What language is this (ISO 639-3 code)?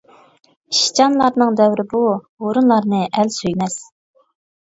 uig